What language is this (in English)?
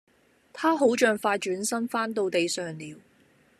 Cantonese